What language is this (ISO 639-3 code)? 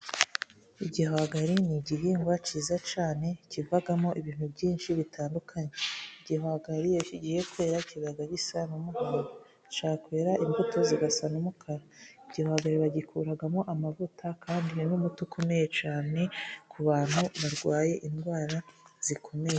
kin